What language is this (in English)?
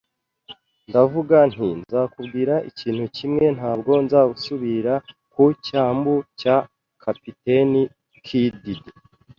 Kinyarwanda